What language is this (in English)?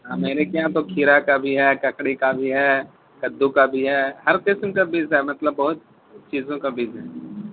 Urdu